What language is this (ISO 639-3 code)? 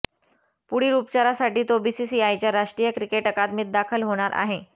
mar